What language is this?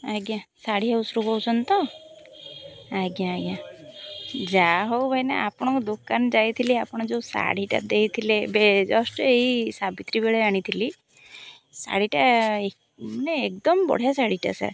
Odia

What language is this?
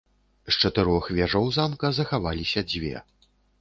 Belarusian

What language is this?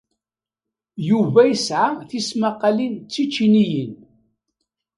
Kabyle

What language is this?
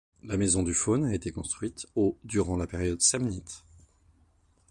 French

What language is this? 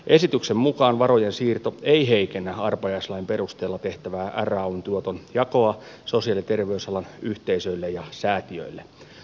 Finnish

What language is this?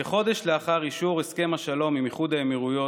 Hebrew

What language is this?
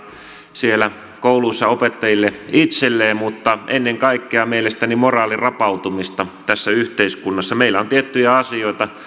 Finnish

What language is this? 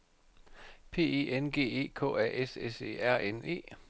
Danish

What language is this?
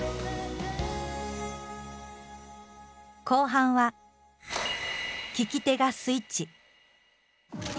Japanese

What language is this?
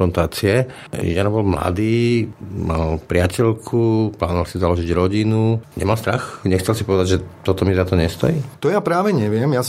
Slovak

